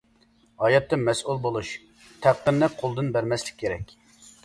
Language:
Uyghur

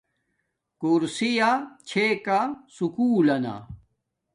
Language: Domaaki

